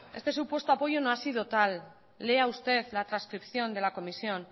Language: Spanish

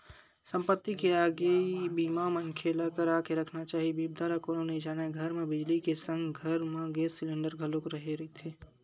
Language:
Chhattisgarhi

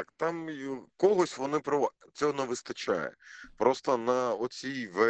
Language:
Ukrainian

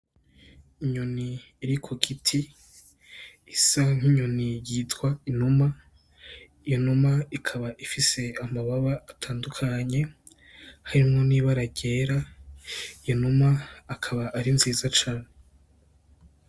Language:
Rundi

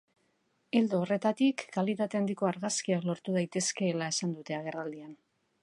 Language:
Basque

